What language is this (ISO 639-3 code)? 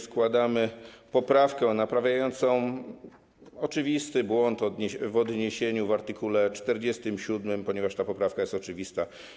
pol